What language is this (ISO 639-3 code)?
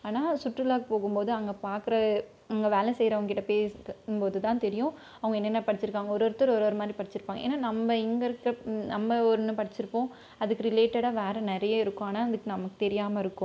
tam